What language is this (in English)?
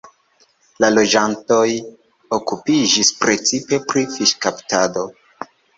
Esperanto